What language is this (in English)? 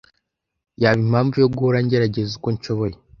Kinyarwanda